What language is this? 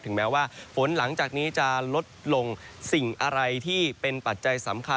Thai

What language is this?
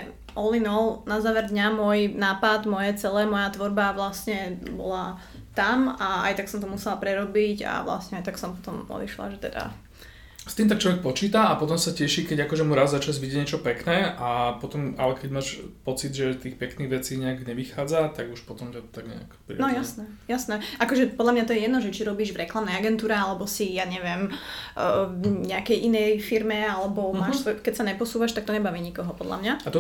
Slovak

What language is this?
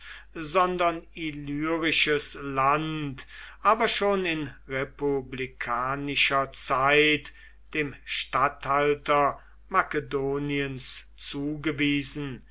German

